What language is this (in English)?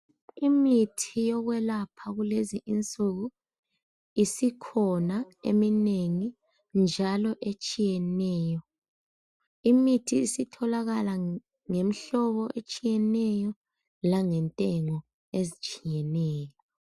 North Ndebele